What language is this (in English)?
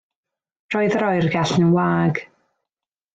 Welsh